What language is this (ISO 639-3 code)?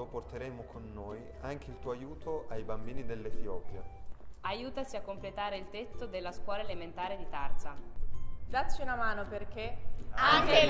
ita